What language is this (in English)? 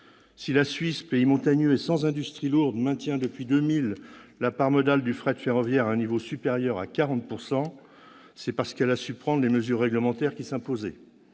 French